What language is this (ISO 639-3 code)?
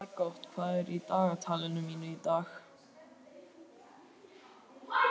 isl